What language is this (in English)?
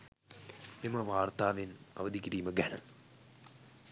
Sinhala